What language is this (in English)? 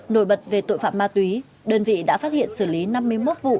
Vietnamese